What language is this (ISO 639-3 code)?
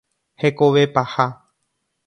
grn